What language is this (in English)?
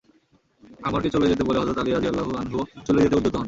Bangla